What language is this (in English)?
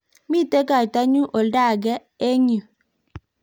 Kalenjin